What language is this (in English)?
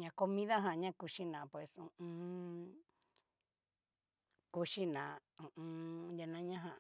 Cacaloxtepec Mixtec